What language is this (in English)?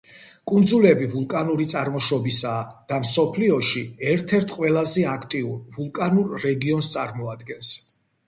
Georgian